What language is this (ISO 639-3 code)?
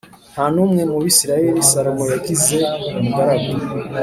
kin